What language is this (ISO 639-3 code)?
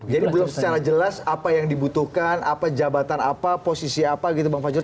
ind